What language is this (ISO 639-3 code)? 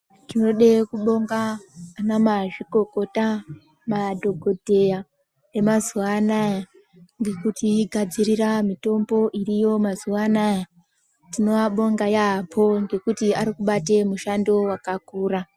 ndc